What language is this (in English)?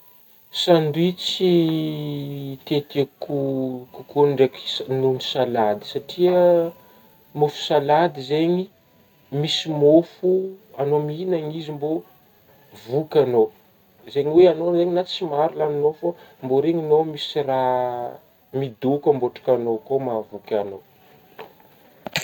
Northern Betsimisaraka Malagasy